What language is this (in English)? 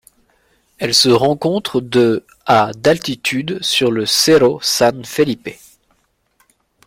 French